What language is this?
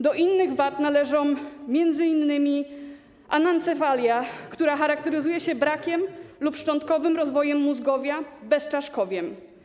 Polish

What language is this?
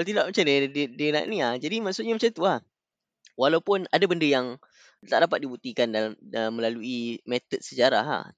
Malay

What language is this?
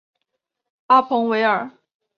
Chinese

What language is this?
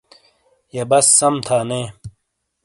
Shina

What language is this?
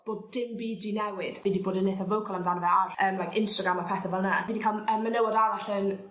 Welsh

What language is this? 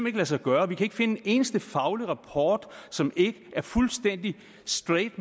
Danish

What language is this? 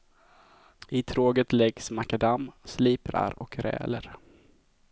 Swedish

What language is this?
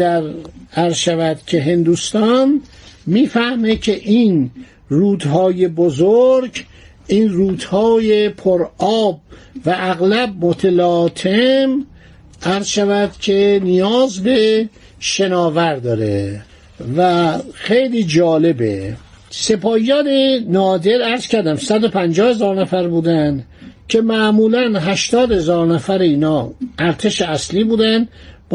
Persian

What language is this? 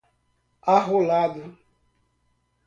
Portuguese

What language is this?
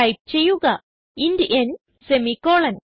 Malayalam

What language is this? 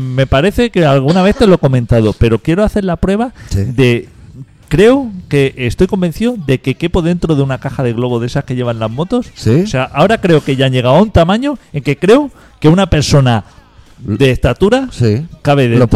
Spanish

